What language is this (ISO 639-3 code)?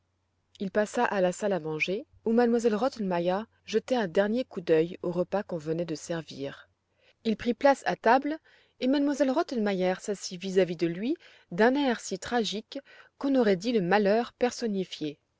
fra